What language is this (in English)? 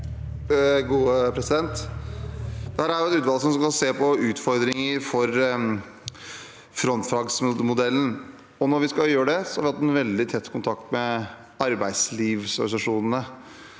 Norwegian